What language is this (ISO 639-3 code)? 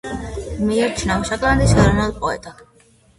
kat